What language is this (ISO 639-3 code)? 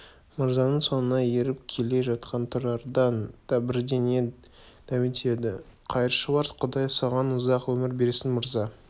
kaz